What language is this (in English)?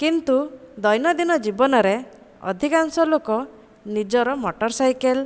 Odia